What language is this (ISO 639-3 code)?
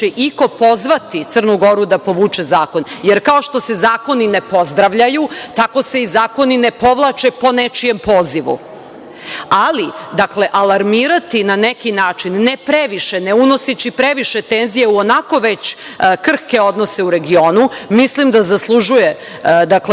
srp